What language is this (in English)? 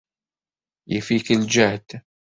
Kabyle